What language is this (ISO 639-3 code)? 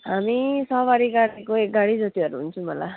nep